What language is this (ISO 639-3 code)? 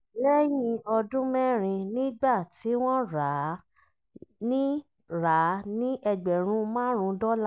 yor